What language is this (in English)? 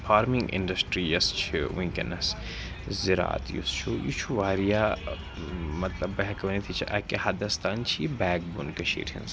Kashmiri